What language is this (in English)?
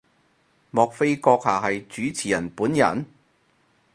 Cantonese